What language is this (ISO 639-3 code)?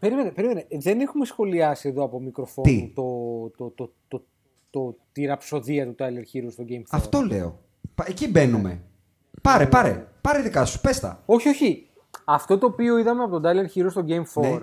ell